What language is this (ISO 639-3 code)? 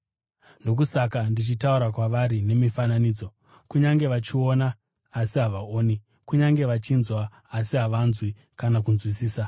sna